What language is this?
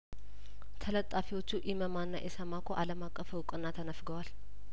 Amharic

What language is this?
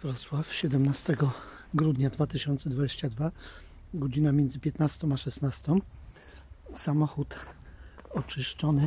Polish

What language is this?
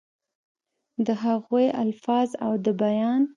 Pashto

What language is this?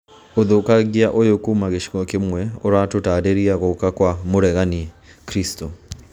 Kikuyu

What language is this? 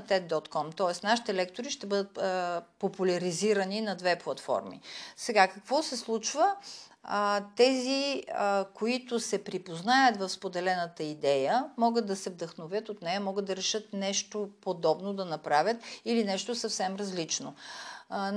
Bulgarian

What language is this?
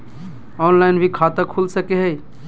Magahi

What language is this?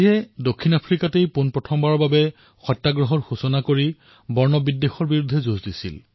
Assamese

